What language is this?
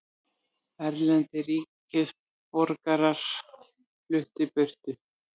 Icelandic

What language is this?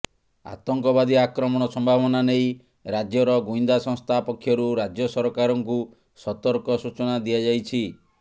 Odia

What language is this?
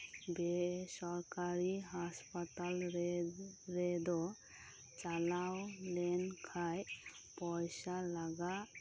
Santali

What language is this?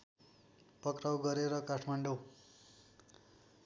Nepali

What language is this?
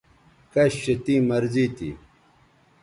Bateri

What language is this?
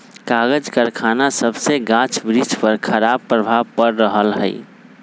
Magahi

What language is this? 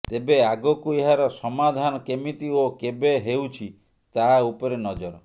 Odia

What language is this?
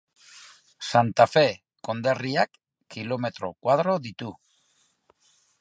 Basque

